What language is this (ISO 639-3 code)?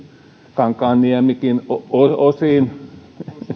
fin